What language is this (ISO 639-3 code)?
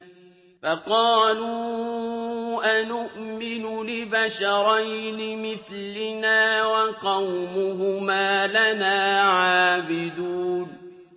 ara